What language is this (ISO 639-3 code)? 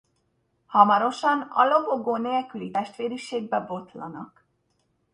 hun